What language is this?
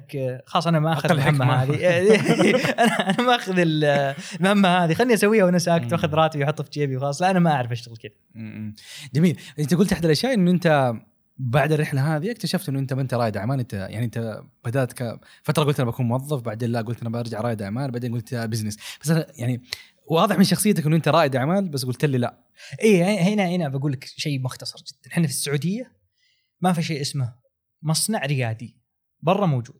Arabic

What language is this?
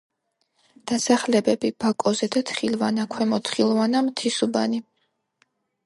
Georgian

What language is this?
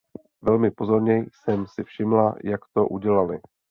Czech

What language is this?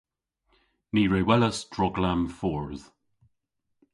Cornish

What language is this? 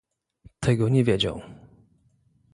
Polish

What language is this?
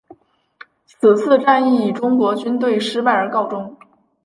Chinese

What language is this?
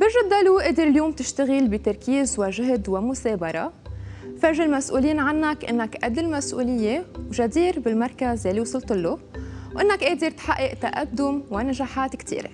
Arabic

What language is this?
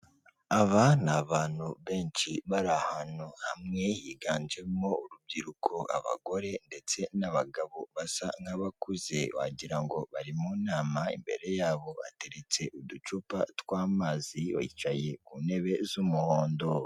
Kinyarwanda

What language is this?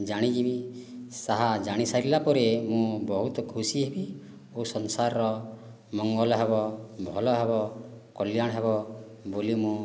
Odia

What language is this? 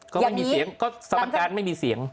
Thai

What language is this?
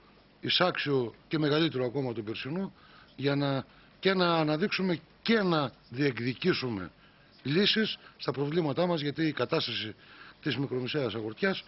Greek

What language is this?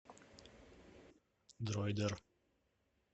Russian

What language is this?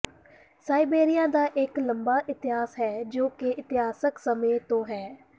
Punjabi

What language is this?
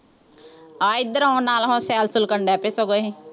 Punjabi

